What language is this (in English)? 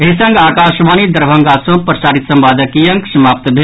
Maithili